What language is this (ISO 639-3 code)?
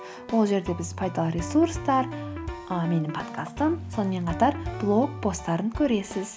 kaz